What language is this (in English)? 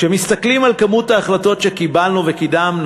Hebrew